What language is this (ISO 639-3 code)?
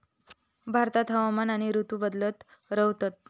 mar